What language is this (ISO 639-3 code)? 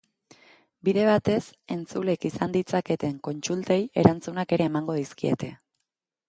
eus